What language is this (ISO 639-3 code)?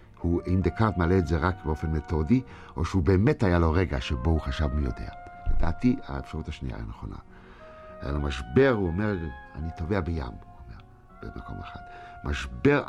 heb